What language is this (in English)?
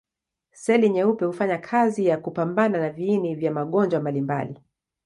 Swahili